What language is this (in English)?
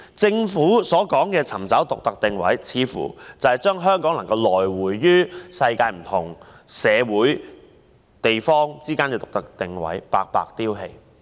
Cantonese